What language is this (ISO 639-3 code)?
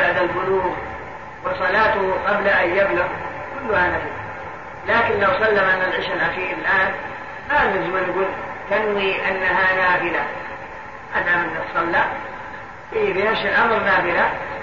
ara